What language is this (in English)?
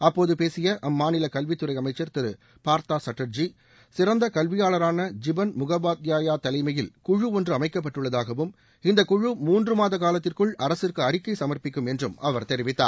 Tamil